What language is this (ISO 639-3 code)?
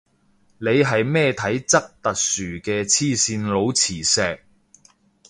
yue